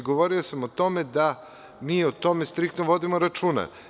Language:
Serbian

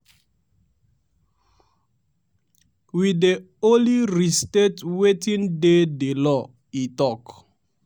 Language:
Nigerian Pidgin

